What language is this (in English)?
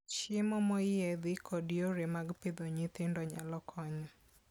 Luo (Kenya and Tanzania)